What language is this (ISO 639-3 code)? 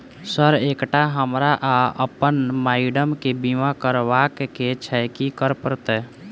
mai